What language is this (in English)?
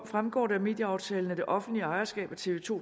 Danish